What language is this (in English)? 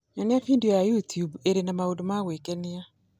Kikuyu